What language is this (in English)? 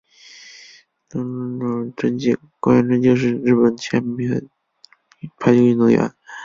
Chinese